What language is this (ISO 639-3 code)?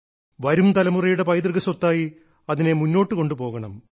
mal